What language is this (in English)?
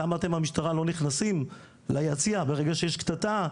Hebrew